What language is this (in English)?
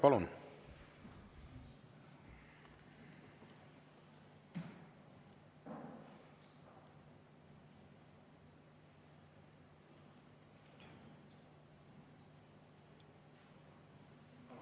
Estonian